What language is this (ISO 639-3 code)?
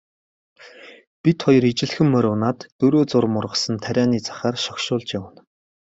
mon